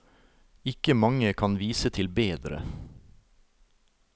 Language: Norwegian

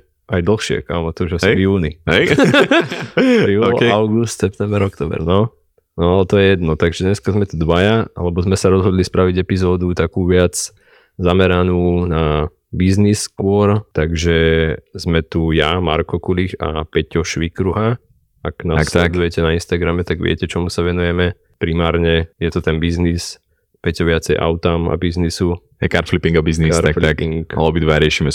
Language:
Slovak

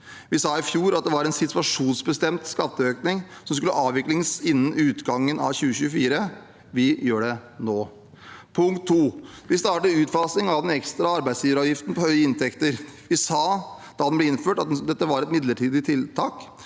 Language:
Norwegian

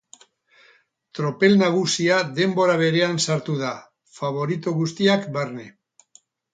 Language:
Basque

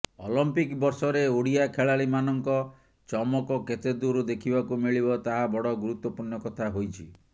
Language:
Odia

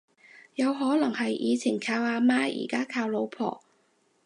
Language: Cantonese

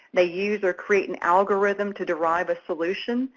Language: English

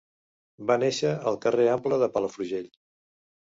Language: Catalan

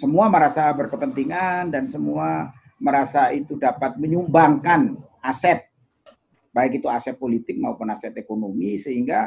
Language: Indonesian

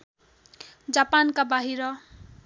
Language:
Nepali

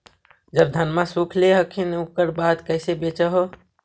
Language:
Magahi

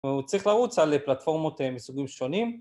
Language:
Hebrew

